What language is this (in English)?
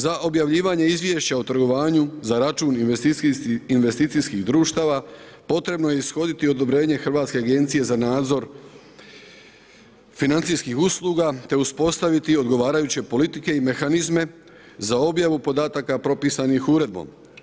Croatian